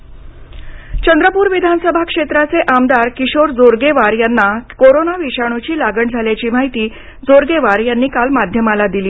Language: Marathi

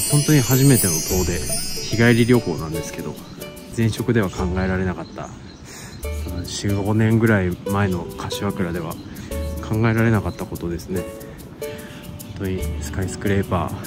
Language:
Japanese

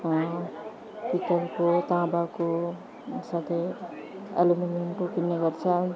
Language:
Nepali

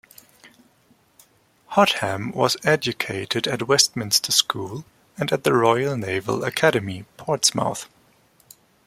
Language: English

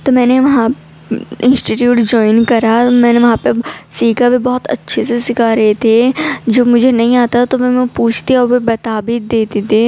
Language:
Urdu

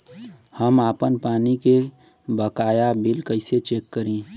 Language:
Bhojpuri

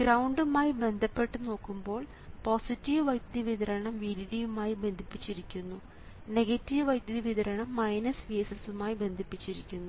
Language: Malayalam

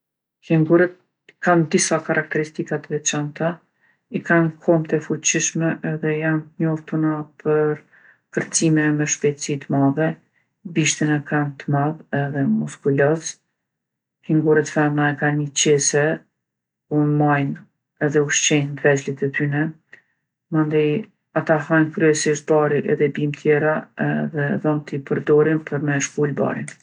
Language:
Gheg Albanian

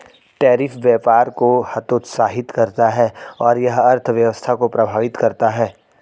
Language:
Hindi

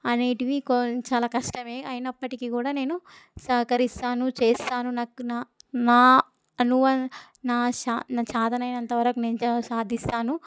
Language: Telugu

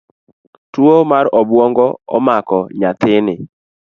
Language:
Luo (Kenya and Tanzania)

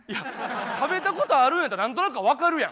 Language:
Japanese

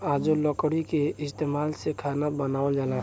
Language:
Bhojpuri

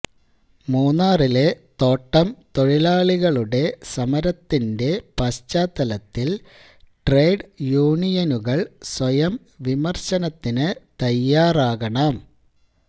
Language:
Malayalam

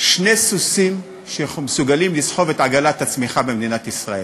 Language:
Hebrew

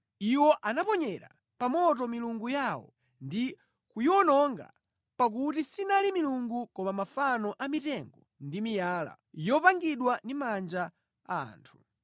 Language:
Nyanja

